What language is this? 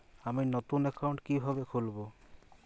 Bangla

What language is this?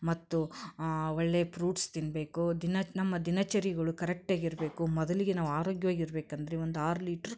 Kannada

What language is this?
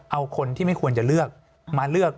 Thai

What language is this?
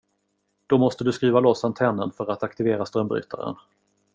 Swedish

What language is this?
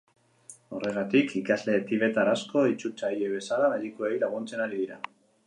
Basque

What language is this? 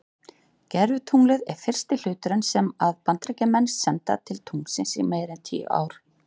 Icelandic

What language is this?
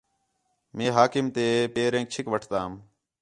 Khetrani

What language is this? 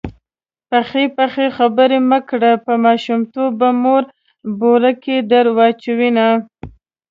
Pashto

